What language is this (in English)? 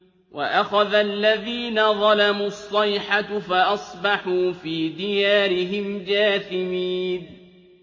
Arabic